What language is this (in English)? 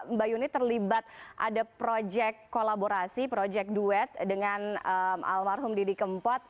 Indonesian